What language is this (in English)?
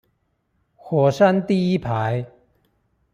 Chinese